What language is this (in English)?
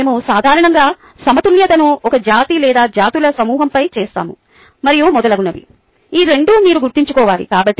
Telugu